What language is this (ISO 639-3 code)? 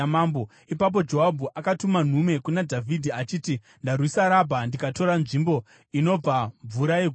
sna